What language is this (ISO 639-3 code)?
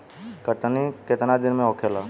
bho